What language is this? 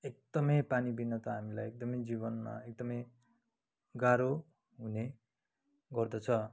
Nepali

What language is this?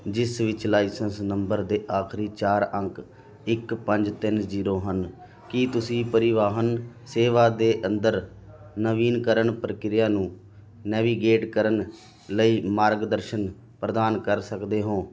Punjabi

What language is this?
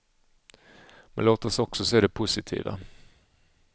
Swedish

